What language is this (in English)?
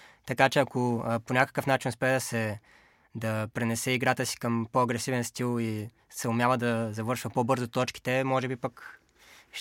Bulgarian